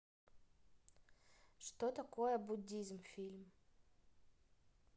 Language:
Russian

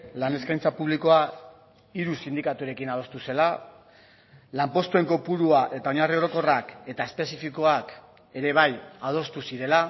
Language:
Basque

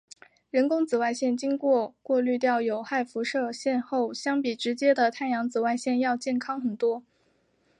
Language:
Chinese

